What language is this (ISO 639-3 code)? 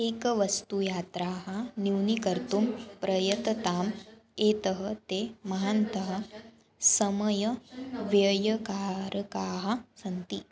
san